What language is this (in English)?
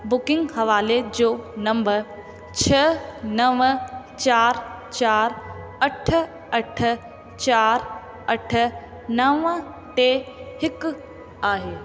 Sindhi